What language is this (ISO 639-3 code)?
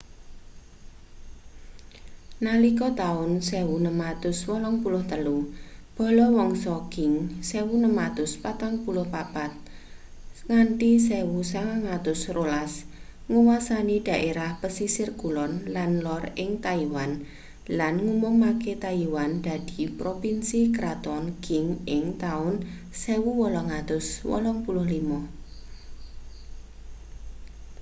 jav